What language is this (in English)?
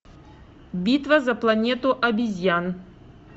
Russian